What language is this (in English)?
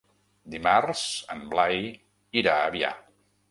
Catalan